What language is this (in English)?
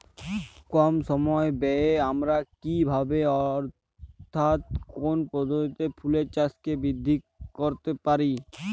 Bangla